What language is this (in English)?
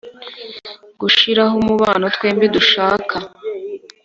Kinyarwanda